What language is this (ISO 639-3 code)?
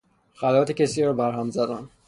fas